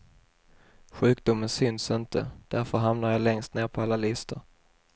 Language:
Swedish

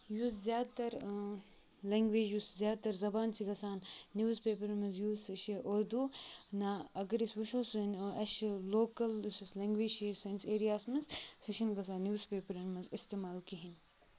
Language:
Kashmiri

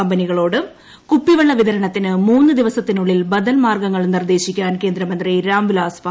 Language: Malayalam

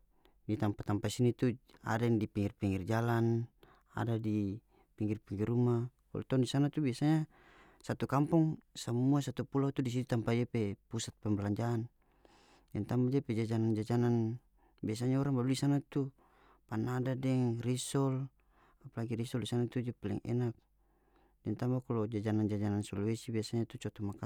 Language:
North Moluccan Malay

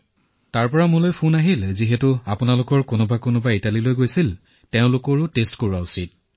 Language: Assamese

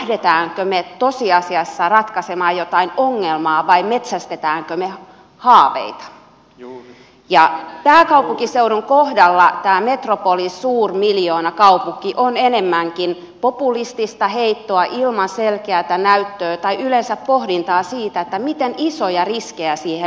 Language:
Finnish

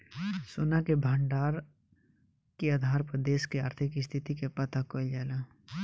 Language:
Bhojpuri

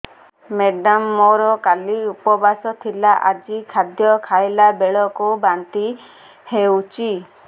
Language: Odia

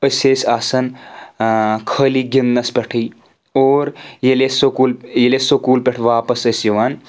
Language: Kashmiri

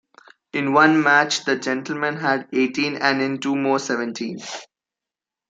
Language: English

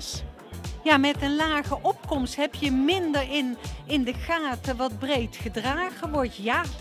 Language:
Dutch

